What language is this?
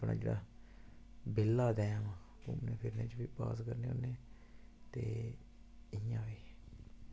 Dogri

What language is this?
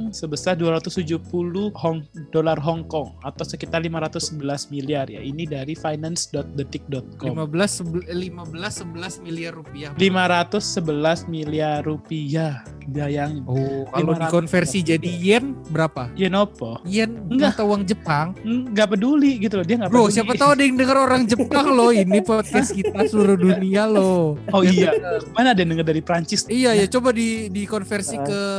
Indonesian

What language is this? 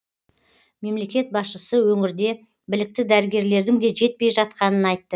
Kazakh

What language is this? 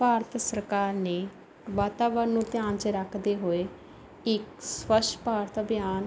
Punjabi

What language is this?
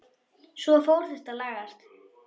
Icelandic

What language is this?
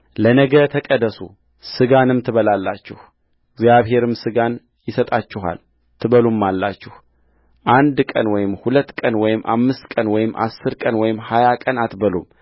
Amharic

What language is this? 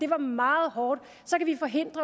Danish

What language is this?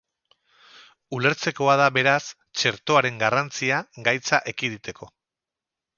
Basque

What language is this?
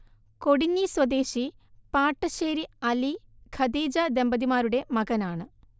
Malayalam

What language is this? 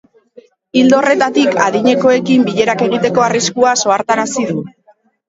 Basque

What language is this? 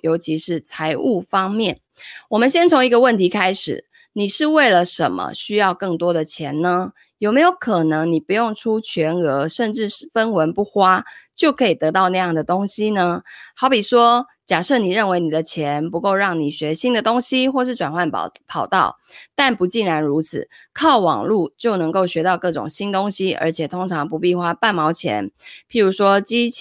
Chinese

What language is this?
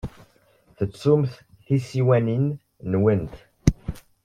Kabyle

